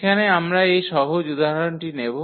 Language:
Bangla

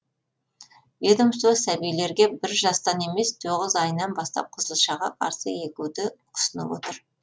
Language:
Kazakh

